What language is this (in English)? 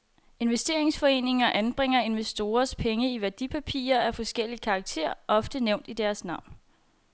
Danish